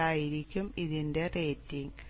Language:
Malayalam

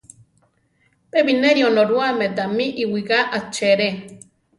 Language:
Central Tarahumara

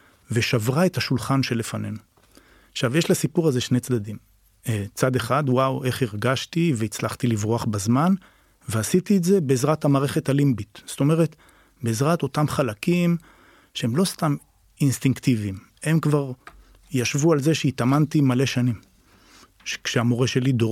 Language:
Hebrew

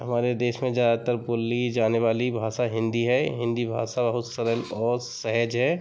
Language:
Hindi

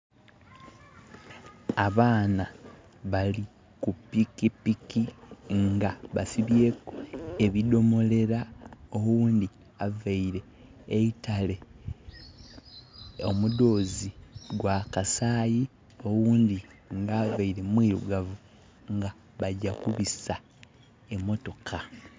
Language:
Soga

